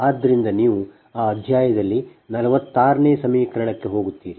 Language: Kannada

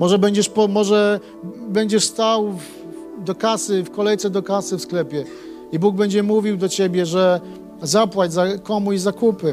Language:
Polish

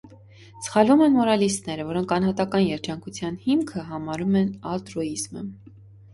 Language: Armenian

